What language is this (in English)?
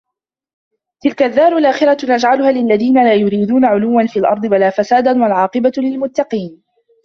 Arabic